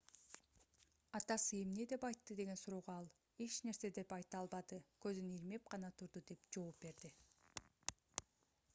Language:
Kyrgyz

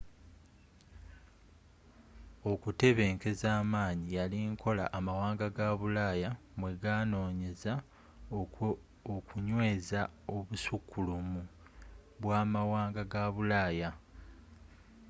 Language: Ganda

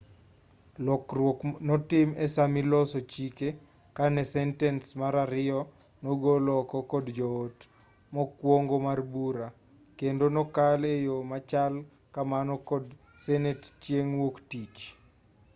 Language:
Luo (Kenya and Tanzania)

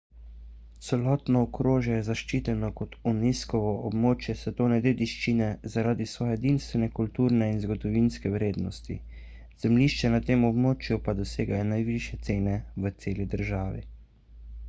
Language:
Slovenian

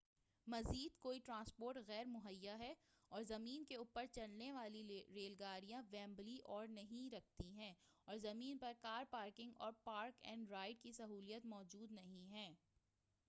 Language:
Urdu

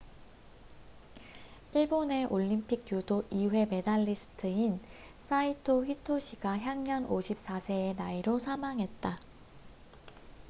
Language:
Korean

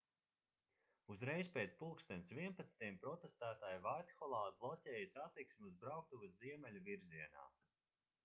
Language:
Latvian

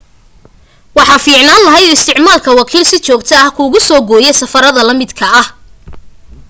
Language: Somali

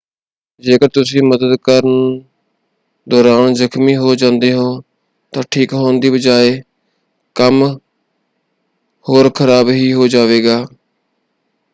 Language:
Punjabi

